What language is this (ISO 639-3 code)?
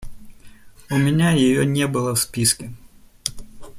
rus